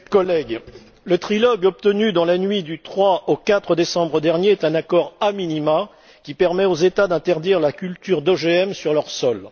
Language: French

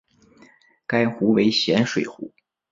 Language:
Chinese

